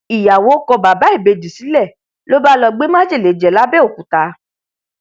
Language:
Yoruba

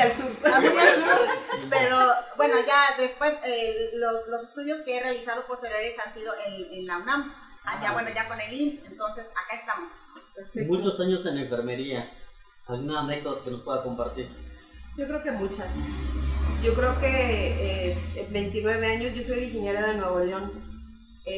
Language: Spanish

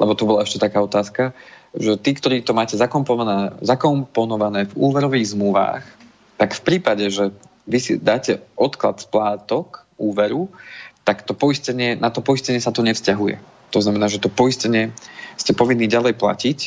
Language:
Slovak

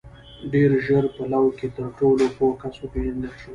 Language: Pashto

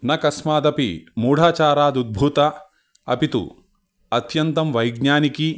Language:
Sanskrit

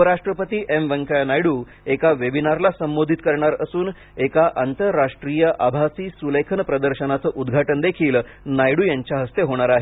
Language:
Marathi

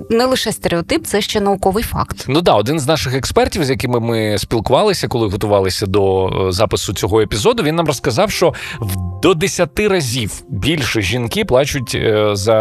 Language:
Ukrainian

